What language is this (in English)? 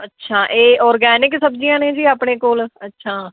Punjabi